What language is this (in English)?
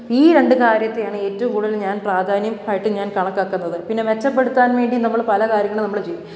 Malayalam